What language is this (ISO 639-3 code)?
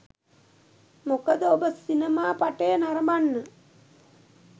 sin